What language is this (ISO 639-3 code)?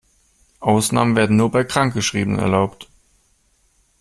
deu